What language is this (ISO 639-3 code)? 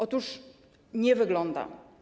pol